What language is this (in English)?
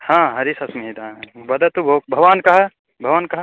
Sanskrit